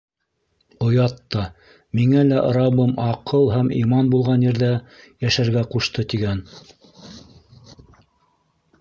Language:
Bashkir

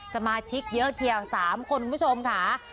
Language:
Thai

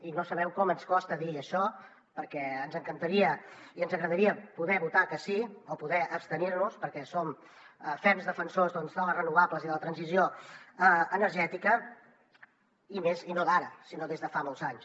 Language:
Catalan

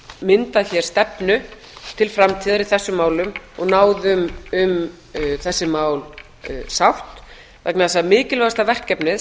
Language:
Icelandic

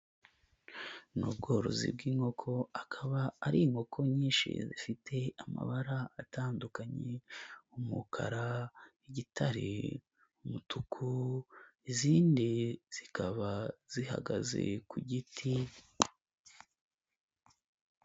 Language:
Kinyarwanda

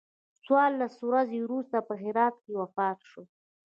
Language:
Pashto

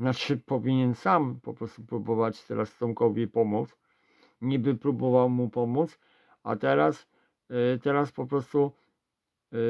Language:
Polish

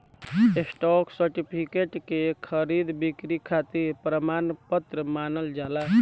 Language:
Bhojpuri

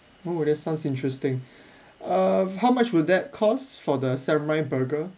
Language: English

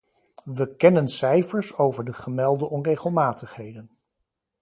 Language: Dutch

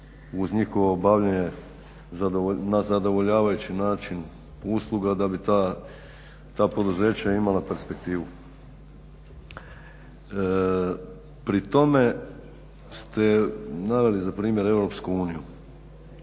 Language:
Croatian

